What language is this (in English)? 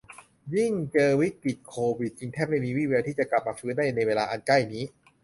Thai